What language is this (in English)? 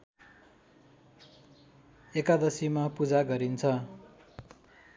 Nepali